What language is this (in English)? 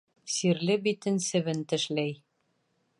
Bashkir